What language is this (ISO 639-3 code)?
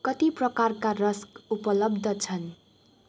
nep